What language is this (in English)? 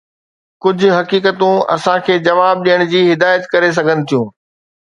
Sindhi